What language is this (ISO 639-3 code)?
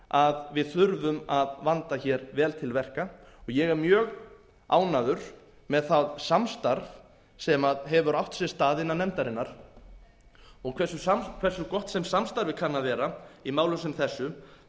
isl